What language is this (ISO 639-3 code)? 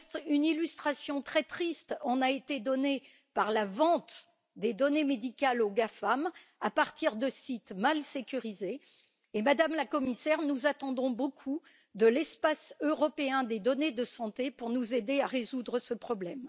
fra